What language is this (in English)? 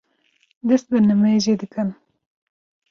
Kurdish